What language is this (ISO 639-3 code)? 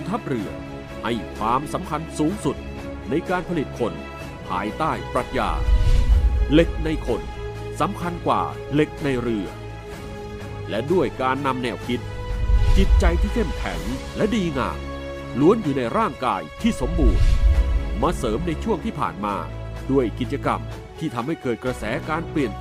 tha